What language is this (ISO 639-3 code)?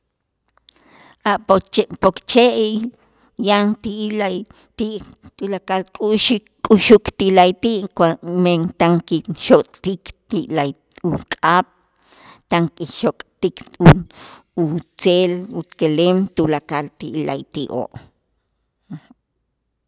itz